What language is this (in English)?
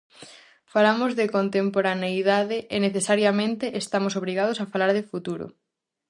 Galician